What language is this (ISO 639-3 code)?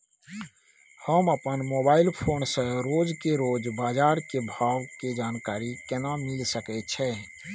mai